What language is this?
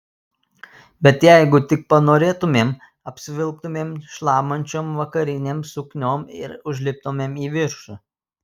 Lithuanian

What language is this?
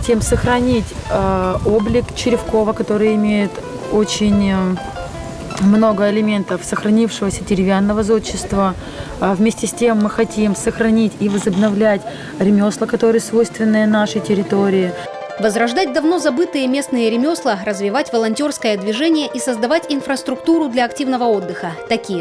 Russian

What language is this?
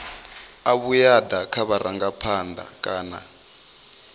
Venda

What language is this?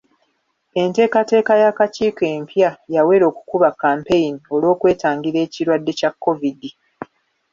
Ganda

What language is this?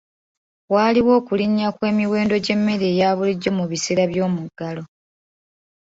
Ganda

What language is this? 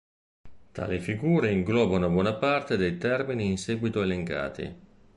Italian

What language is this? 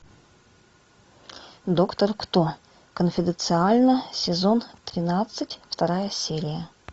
Russian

